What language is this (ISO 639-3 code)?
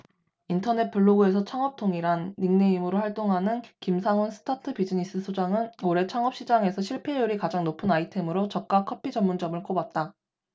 kor